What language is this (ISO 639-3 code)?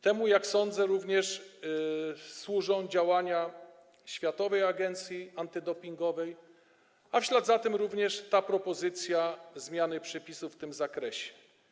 pol